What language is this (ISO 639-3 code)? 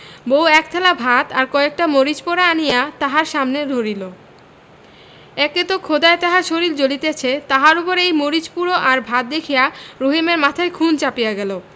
ben